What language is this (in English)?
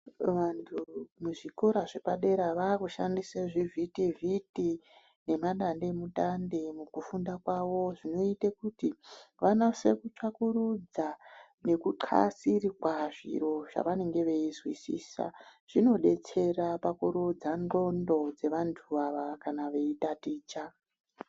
Ndau